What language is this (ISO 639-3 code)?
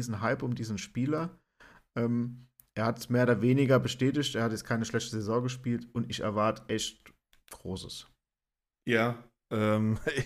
deu